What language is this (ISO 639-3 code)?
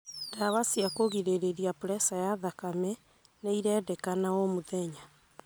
kik